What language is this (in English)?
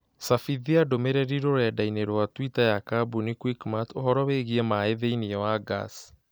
Kikuyu